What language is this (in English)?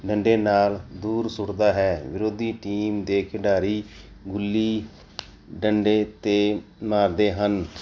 Punjabi